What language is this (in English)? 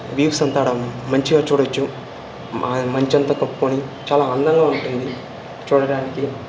Telugu